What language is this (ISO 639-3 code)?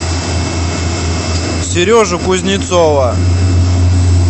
rus